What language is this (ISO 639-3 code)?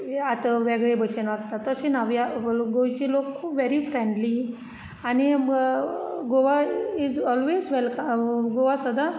kok